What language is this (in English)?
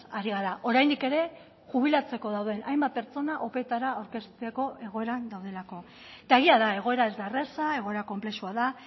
Basque